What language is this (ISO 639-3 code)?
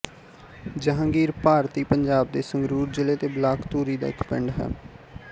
pan